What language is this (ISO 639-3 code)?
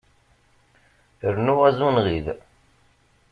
kab